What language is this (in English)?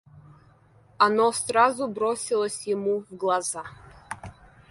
Russian